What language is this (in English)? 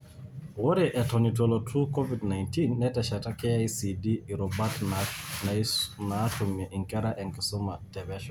Masai